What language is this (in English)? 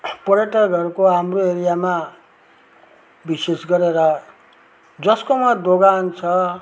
Nepali